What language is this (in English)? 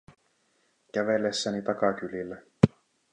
Finnish